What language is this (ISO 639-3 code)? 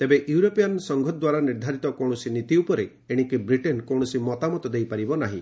ori